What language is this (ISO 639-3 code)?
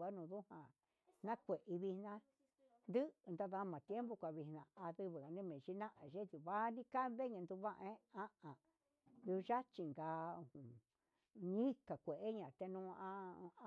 mxs